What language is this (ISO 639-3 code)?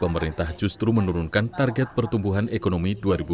ind